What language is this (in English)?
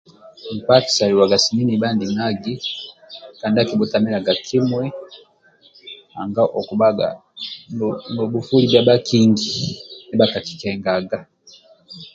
Amba (Uganda)